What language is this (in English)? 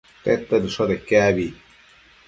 Matsés